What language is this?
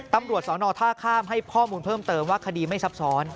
Thai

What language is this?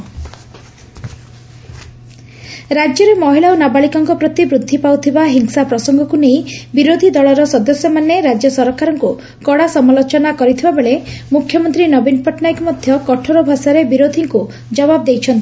Odia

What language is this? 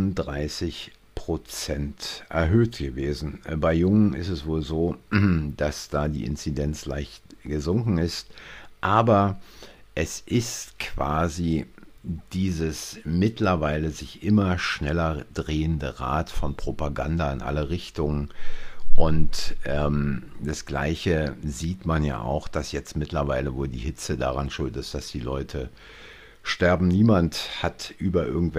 German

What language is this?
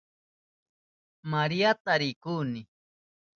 Southern Pastaza Quechua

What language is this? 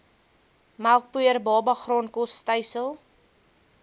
Afrikaans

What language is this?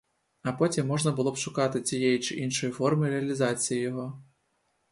Ukrainian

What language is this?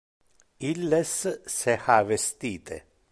Interlingua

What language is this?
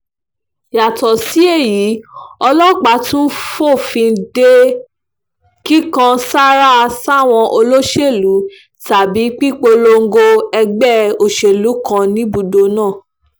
Yoruba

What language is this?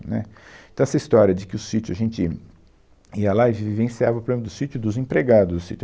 Portuguese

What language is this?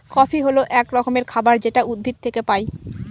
Bangla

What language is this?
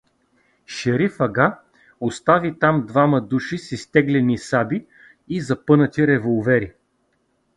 Bulgarian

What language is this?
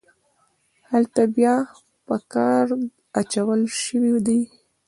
Pashto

